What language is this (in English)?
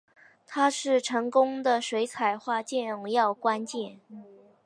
Chinese